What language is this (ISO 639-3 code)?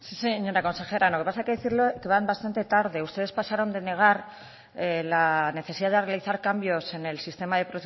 spa